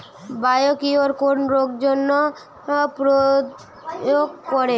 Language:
Bangla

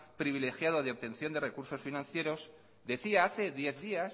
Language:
Spanish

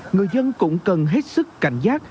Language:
Vietnamese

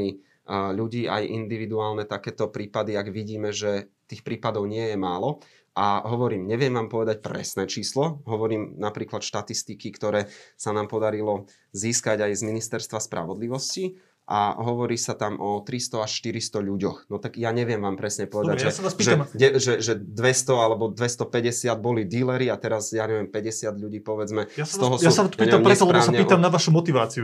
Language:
Slovak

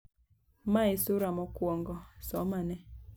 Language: Luo (Kenya and Tanzania)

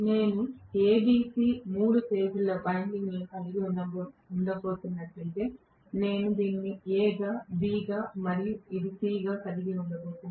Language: Telugu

